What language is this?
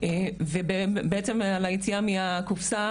Hebrew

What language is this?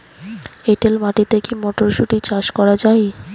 Bangla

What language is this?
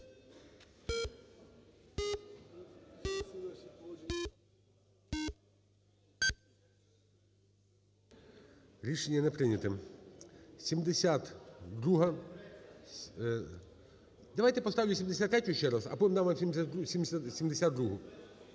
Ukrainian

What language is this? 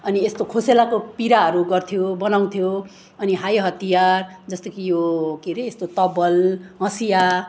Nepali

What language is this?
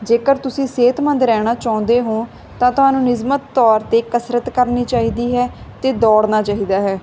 Punjabi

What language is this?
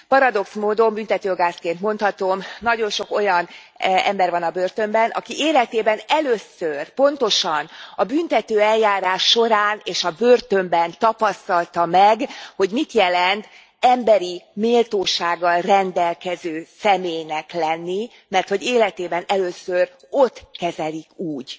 Hungarian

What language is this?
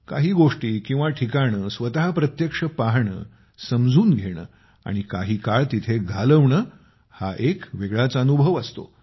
Marathi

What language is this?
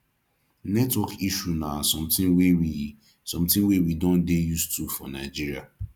Nigerian Pidgin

